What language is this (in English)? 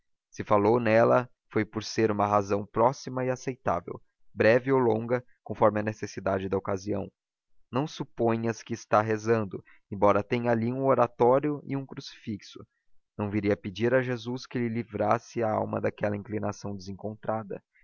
Portuguese